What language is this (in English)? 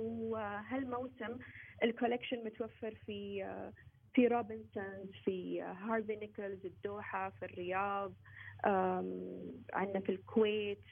Arabic